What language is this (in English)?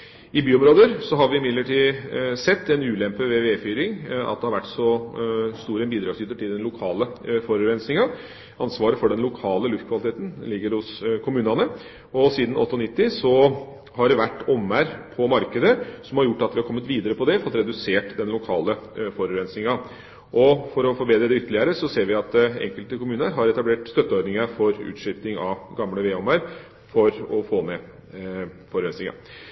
Norwegian Bokmål